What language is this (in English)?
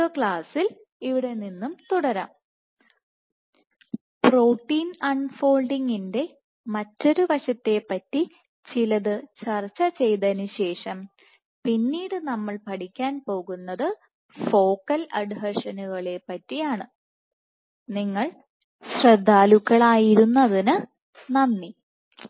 Malayalam